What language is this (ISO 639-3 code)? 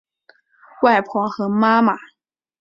zho